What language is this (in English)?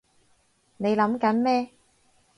Cantonese